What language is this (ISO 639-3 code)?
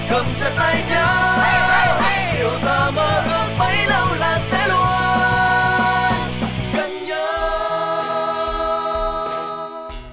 vie